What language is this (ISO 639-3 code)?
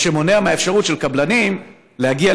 heb